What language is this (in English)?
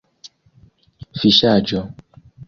Esperanto